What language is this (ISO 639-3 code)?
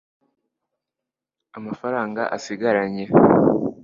kin